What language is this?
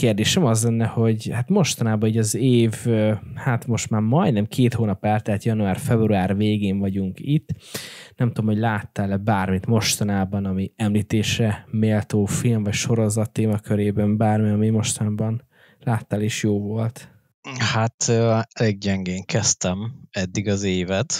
Hungarian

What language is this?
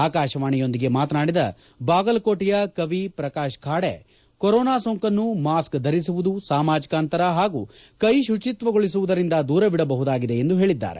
Kannada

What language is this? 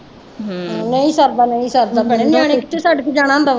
Punjabi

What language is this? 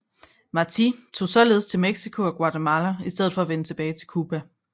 Danish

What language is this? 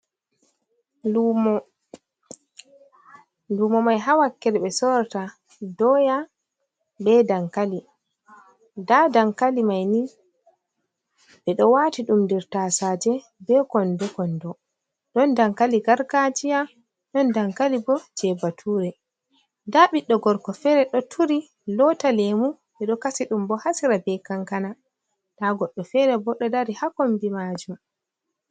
Fula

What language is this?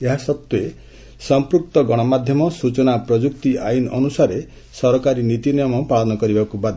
Odia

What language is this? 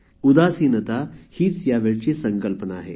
Marathi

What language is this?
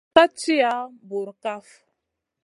Masana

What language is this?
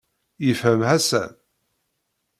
Kabyle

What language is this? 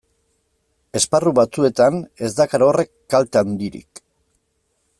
Basque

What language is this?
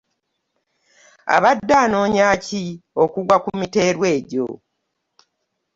Ganda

